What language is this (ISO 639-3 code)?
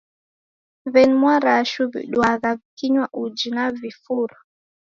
dav